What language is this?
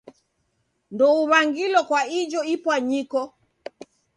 Taita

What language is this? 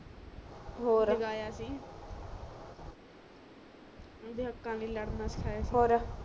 Punjabi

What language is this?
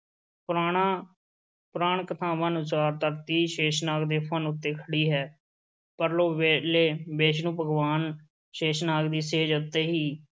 Punjabi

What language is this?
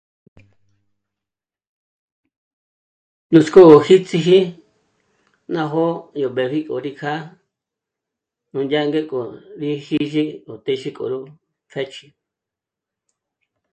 Michoacán Mazahua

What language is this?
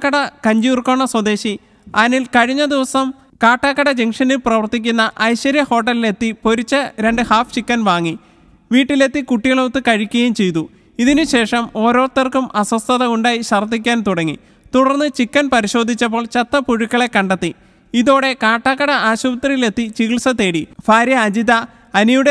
Malayalam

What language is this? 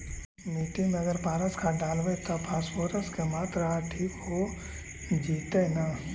Magahi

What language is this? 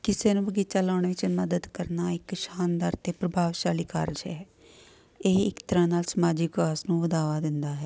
Punjabi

